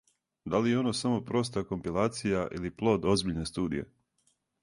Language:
Serbian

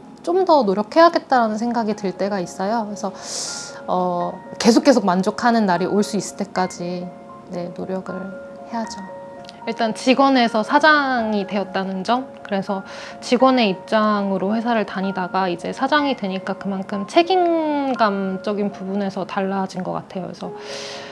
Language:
Korean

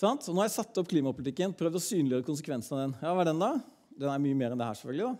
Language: Norwegian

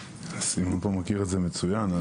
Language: Hebrew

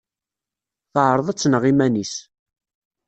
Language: Kabyle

